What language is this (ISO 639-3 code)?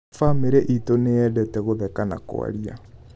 kik